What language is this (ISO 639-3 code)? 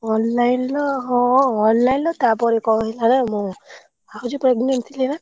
ori